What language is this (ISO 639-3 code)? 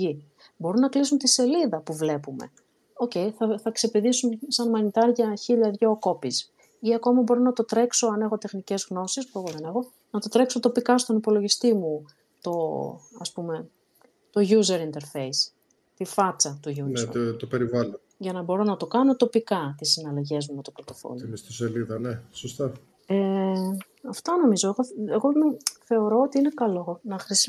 ell